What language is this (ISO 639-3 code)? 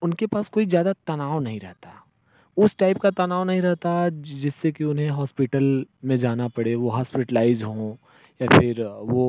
hin